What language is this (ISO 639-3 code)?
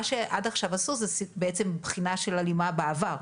heb